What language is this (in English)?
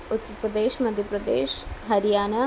Sanskrit